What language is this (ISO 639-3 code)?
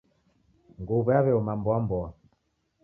dav